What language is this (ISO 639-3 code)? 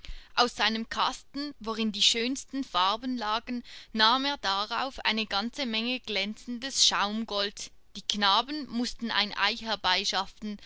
deu